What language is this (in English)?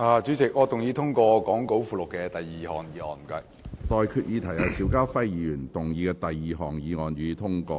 Cantonese